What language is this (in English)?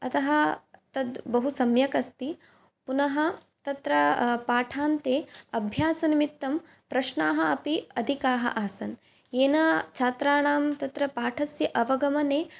Sanskrit